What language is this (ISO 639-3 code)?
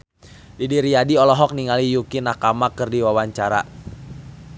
sun